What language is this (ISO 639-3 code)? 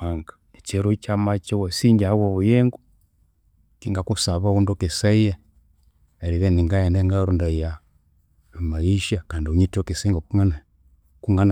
koo